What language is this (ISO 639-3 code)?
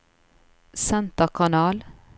nor